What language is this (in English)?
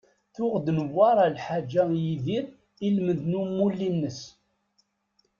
Kabyle